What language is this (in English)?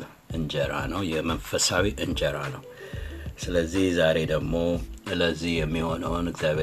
Amharic